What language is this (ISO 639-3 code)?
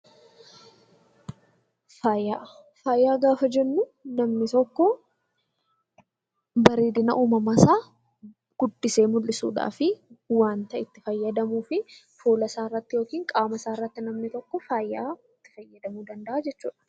orm